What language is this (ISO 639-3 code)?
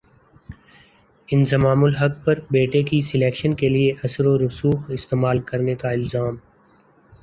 urd